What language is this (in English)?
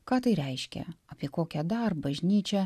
Lithuanian